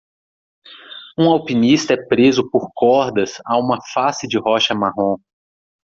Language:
Portuguese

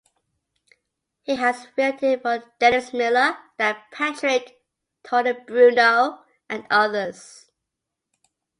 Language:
English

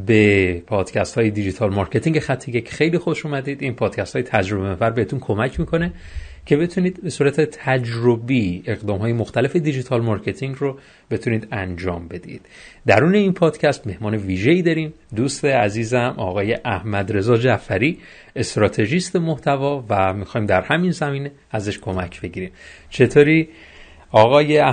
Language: Persian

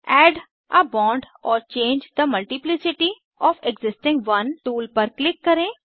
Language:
Hindi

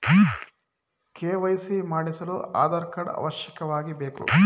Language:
Kannada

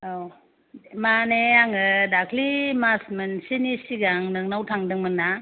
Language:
Bodo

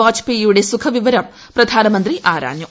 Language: Malayalam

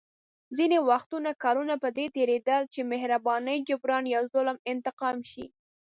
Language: Pashto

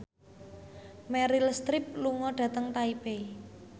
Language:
Javanese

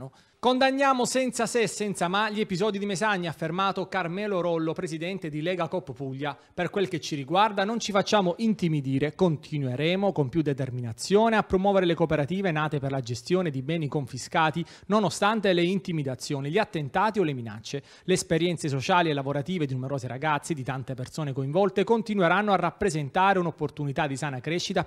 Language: Italian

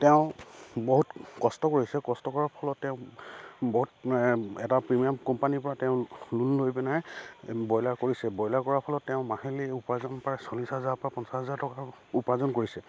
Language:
Assamese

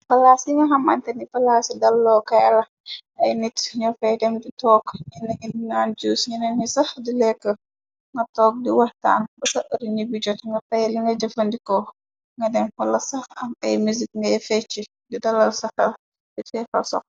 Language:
Wolof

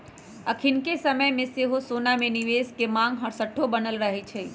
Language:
Magahi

